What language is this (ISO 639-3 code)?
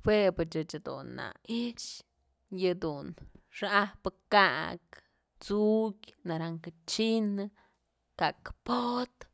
mzl